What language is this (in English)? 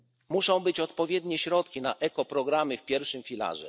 Polish